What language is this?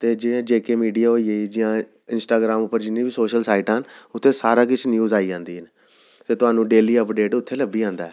Dogri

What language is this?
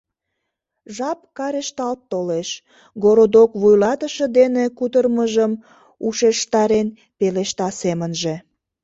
Mari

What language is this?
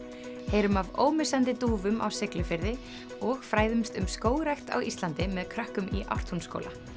Icelandic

